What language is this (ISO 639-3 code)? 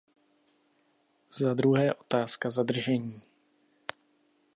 ces